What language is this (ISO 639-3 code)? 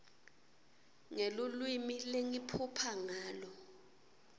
ssw